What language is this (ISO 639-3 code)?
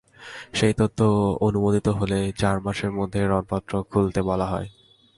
ben